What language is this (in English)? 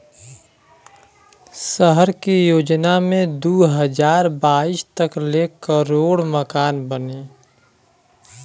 Bhojpuri